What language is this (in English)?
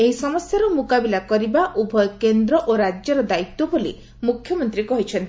Odia